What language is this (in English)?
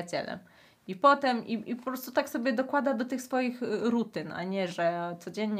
Polish